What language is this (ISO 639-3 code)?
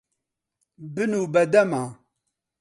ckb